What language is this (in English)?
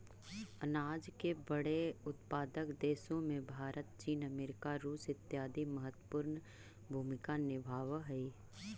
Magahi